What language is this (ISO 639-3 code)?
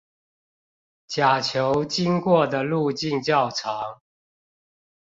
zho